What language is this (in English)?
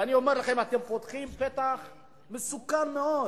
Hebrew